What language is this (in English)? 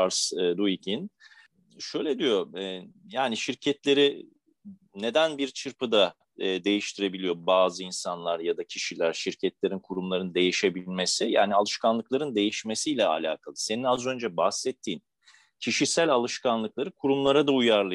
Turkish